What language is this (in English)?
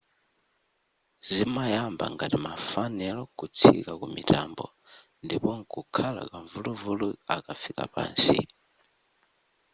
Nyanja